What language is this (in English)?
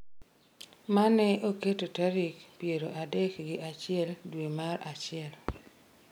Luo (Kenya and Tanzania)